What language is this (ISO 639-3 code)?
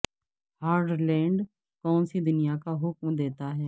urd